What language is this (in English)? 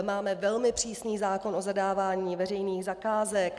Czech